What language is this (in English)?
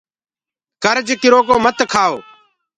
Gurgula